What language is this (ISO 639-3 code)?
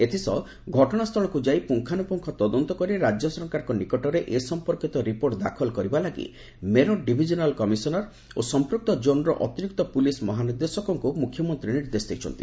ori